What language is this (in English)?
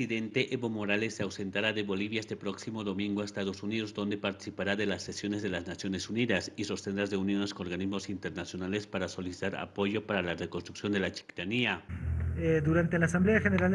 Spanish